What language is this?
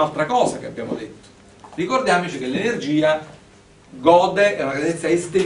Italian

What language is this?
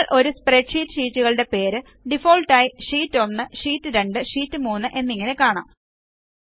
Malayalam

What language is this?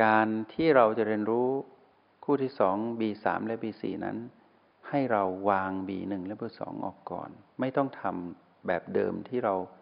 Thai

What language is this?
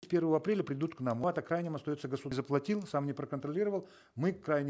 Kazakh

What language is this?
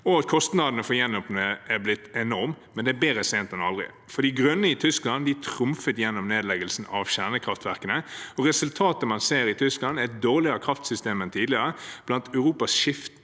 Norwegian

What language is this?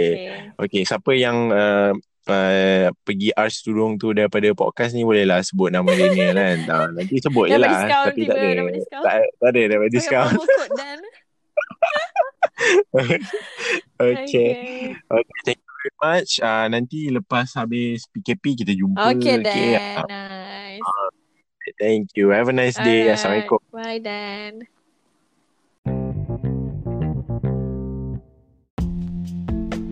Malay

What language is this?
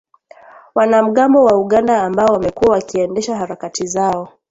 Swahili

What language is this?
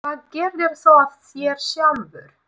Icelandic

